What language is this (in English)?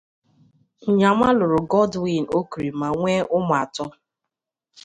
Igbo